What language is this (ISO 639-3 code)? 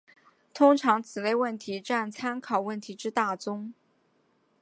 zho